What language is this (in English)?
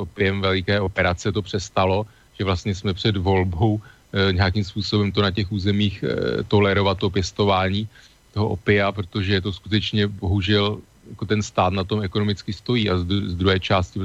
Czech